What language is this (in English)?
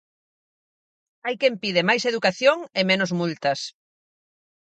Galician